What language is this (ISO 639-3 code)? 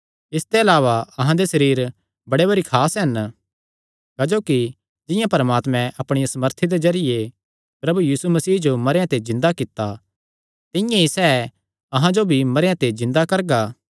xnr